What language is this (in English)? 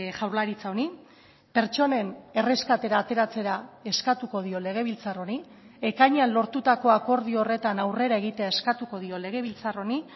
Basque